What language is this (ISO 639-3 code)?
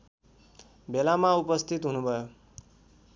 nep